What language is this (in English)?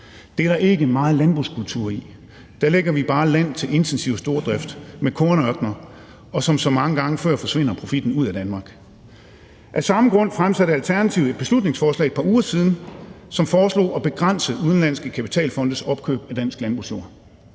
Danish